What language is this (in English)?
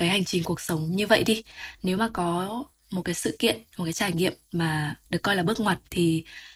Vietnamese